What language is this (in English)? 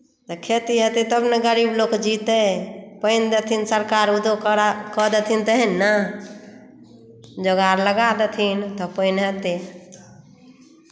Maithili